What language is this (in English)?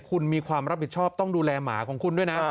Thai